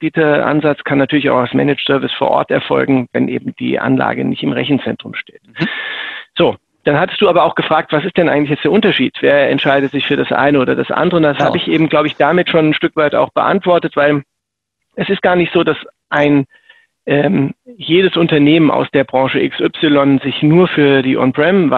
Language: German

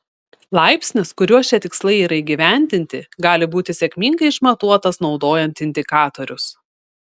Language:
Lithuanian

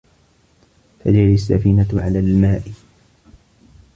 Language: Arabic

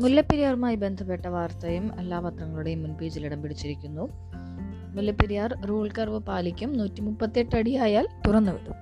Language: Malayalam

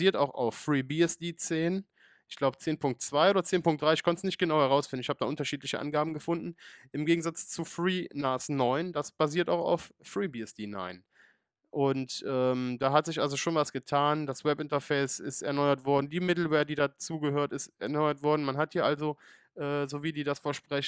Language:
German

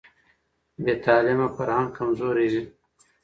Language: Pashto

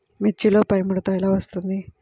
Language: Telugu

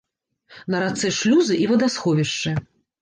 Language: Belarusian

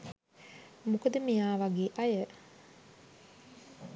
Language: Sinhala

